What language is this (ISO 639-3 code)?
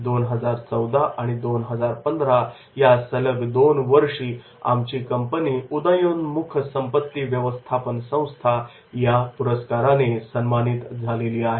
mar